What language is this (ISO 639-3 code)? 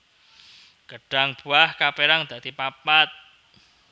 jav